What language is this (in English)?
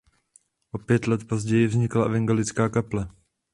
Czech